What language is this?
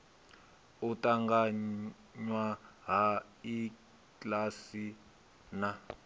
Venda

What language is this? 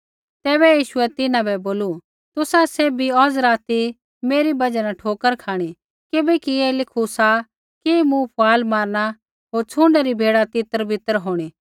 Kullu Pahari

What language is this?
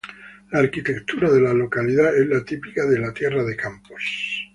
Spanish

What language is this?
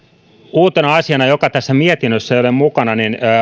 Finnish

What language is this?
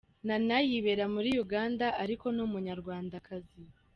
Kinyarwanda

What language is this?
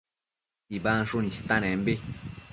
Matsés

